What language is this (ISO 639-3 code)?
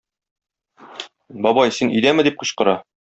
tat